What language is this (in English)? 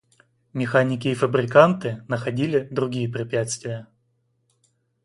Russian